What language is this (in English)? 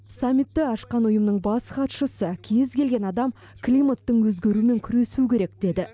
Kazakh